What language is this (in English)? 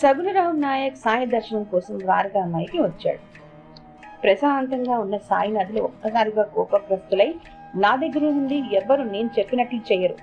Telugu